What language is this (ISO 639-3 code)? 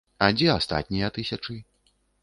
bel